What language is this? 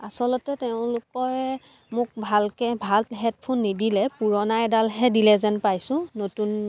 Assamese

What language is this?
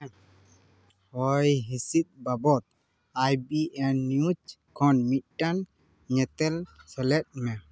Santali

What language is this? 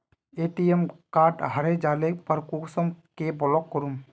Magahi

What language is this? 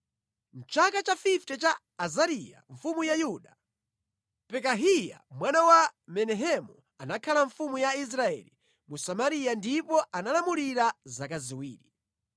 Nyanja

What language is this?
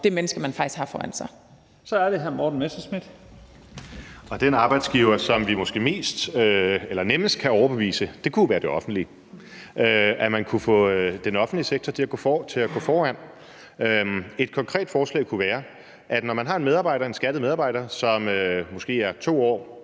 Danish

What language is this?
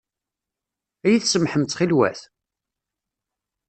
Kabyle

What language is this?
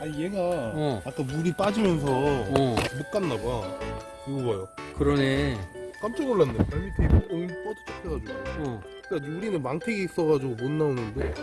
Korean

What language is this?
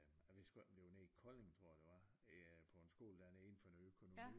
Danish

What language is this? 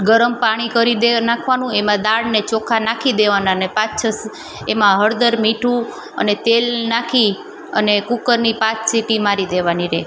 Gujarati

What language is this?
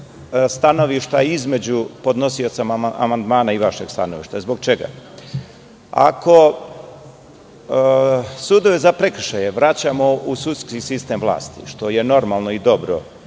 Serbian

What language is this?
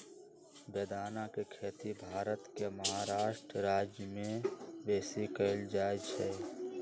Magahi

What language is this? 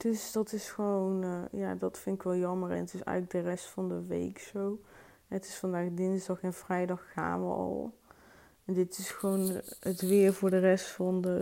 Dutch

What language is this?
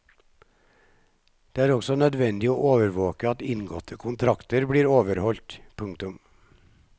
Norwegian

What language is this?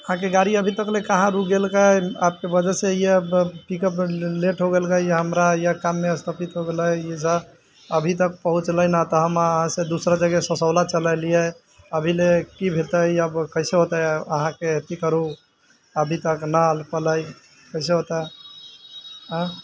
Maithili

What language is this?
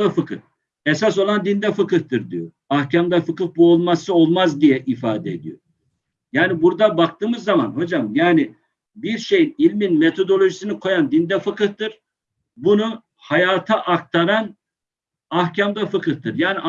Turkish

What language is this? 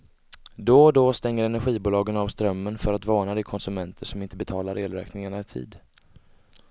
Swedish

